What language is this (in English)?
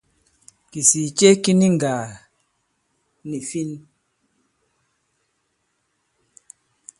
Bankon